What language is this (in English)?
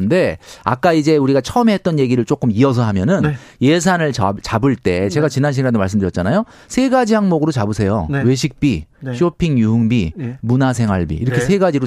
Korean